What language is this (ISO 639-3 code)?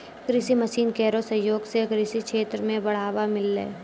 mai